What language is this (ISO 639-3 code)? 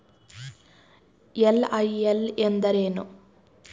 kan